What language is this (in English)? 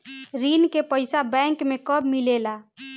Bhojpuri